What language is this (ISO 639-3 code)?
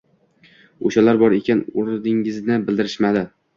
uzb